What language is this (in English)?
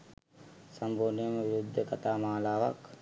Sinhala